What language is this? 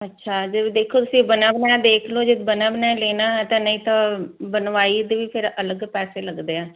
Punjabi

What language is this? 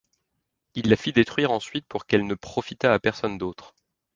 French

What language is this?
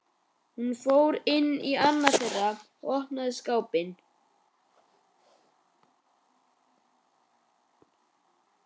Icelandic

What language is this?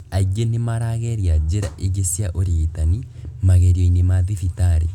Kikuyu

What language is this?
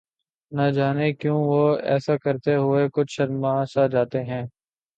Urdu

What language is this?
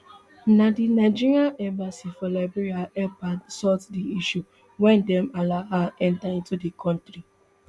Nigerian Pidgin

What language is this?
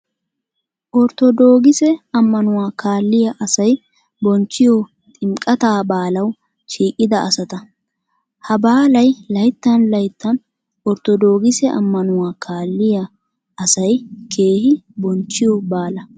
Wolaytta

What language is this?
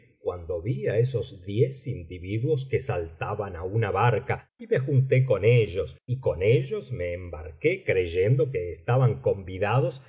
Spanish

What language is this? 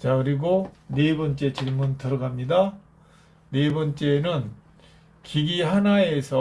Korean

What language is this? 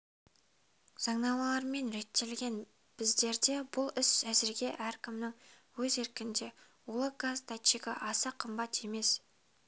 Kazakh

